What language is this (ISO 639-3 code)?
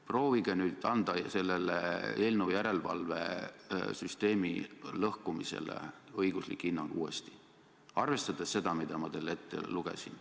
est